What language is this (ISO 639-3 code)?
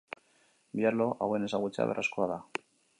eus